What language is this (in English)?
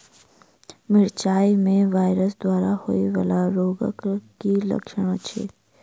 Maithili